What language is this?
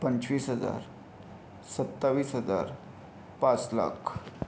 Marathi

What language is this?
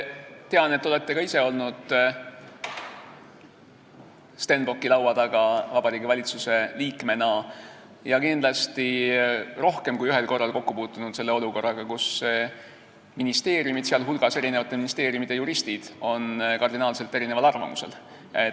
Estonian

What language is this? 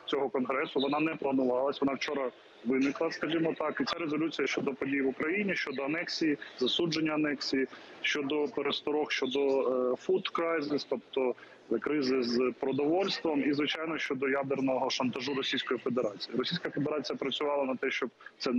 Ukrainian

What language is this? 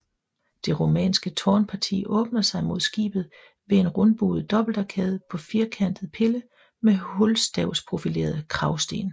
Danish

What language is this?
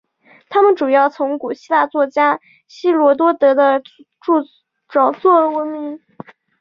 Chinese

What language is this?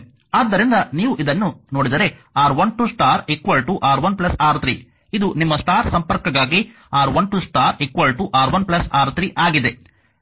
Kannada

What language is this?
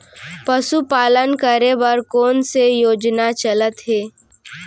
Chhattisgarhi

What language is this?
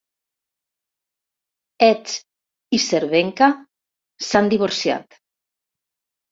Catalan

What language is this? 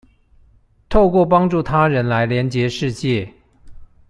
Chinese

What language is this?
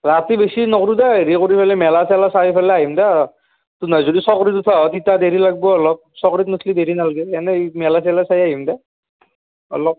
Assamese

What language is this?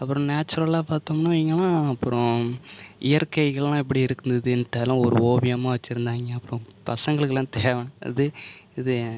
Tamil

